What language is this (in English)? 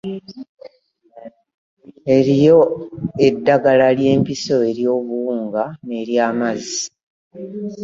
Ganda